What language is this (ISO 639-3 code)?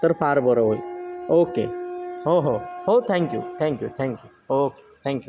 mar